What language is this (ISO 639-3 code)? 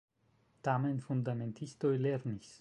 epo